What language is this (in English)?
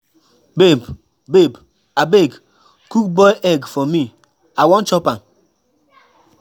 Nigerian Pidgin